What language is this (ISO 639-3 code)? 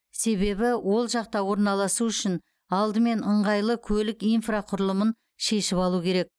kaz